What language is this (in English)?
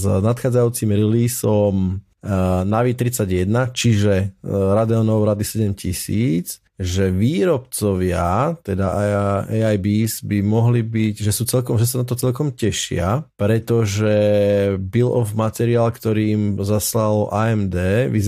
Slovak